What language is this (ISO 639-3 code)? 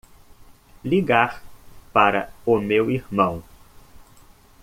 por